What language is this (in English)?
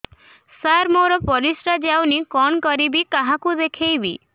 Odia